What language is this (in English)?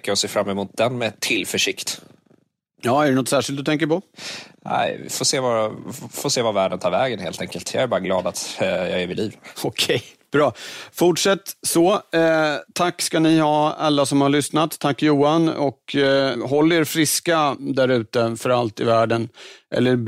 Swedish